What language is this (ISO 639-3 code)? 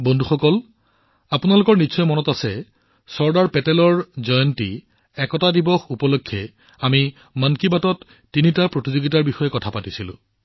asm